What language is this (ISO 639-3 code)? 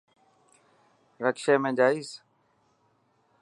mki